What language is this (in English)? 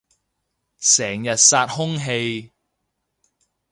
Cantonese